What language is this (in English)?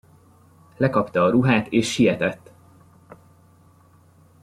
Hungarian